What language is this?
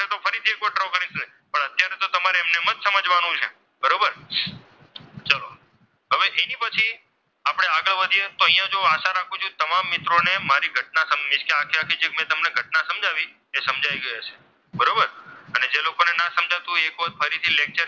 Gujarati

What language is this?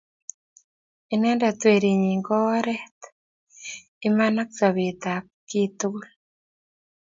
Kalenjin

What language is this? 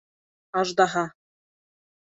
Bashkir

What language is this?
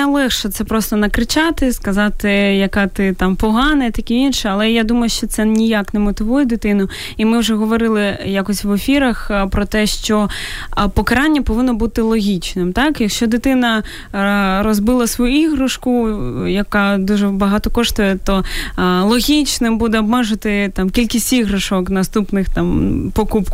Ukrainian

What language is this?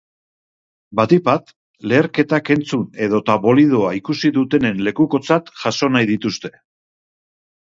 Basque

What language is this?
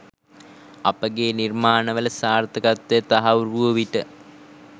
Sinhala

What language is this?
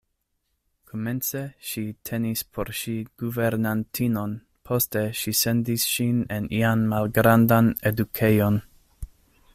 Esperanto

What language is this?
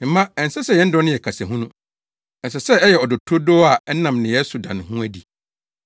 Akan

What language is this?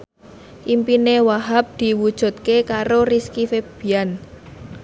Javanese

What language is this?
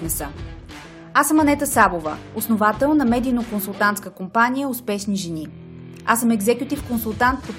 Bulgarian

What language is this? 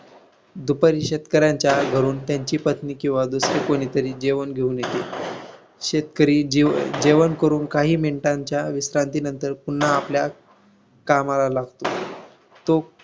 Marathi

